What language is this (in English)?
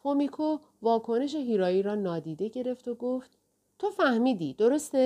Persian